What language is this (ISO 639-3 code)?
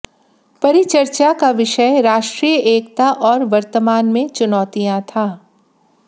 hin